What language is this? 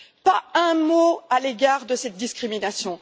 French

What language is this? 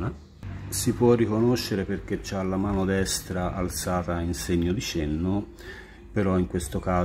Italian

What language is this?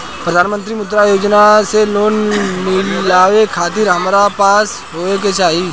Bhojpuri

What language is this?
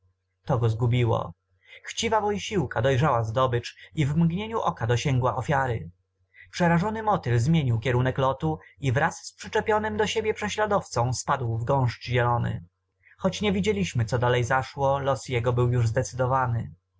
Polish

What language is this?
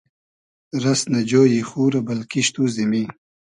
Hazaragi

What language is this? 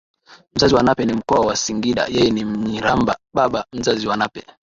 Swahili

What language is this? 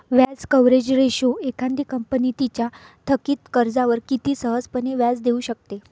Marathi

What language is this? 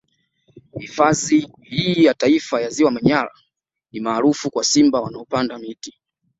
Swahili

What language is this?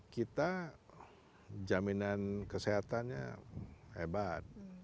Indonesian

